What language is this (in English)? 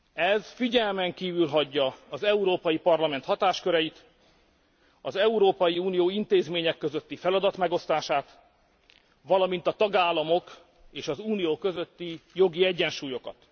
Hungarian